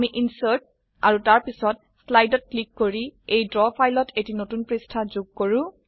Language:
Assamese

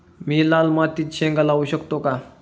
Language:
Marathi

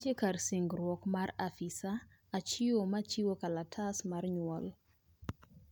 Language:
Luo (Kenya and Tanzania)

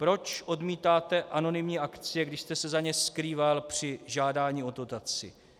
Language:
Czech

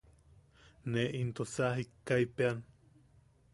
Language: Yaqui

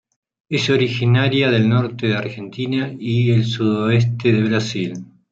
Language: Spanish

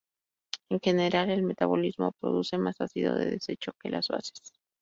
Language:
Spanish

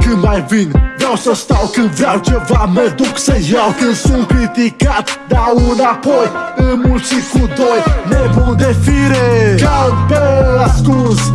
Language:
Romanian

